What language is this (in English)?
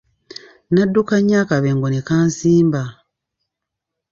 Ganda